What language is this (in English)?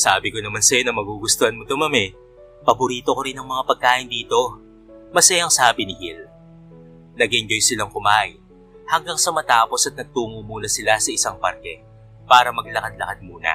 Filipino